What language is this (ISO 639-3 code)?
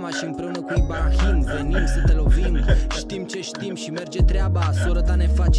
ron